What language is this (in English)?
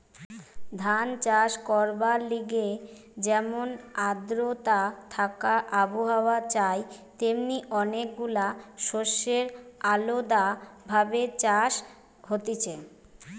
Bangla